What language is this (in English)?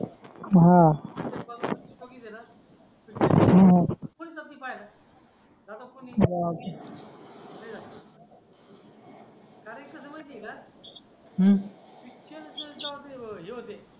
Marathi